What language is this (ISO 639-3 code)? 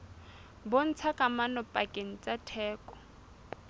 sot